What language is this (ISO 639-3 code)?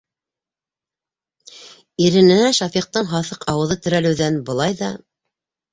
bak